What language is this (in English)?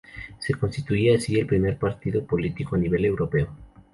Spanish